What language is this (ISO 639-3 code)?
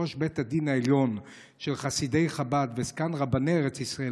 heb